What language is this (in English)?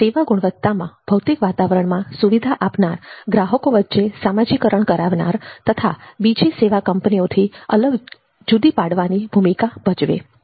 Gujarati